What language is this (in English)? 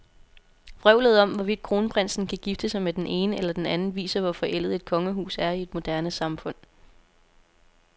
Danish